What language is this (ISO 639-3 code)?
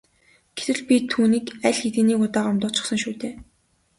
mon